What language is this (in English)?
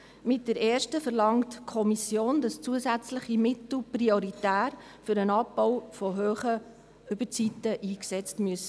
Swiss German